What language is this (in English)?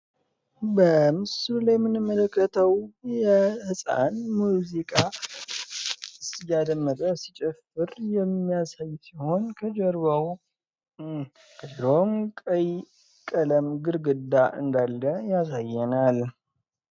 Amharic